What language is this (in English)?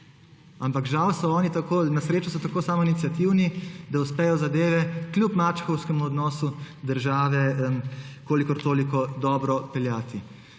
Slovenian